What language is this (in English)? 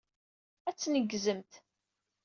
Kabyle